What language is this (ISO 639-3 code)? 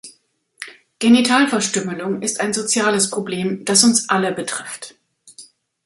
deu